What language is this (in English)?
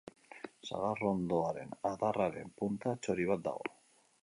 Basque